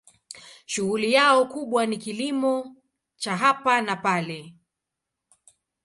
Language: Swahili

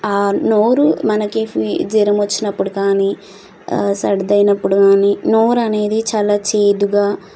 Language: Telugu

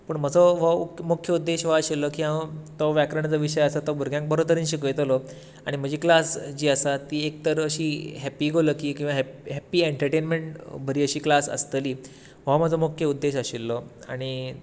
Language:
Konkani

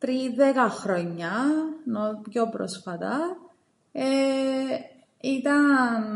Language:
Greek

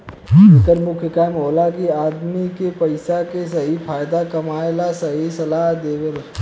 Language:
Bhojpuri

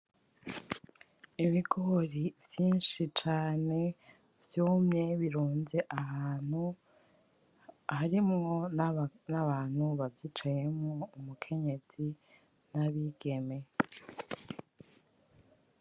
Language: Rundi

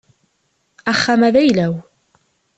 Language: Kabyle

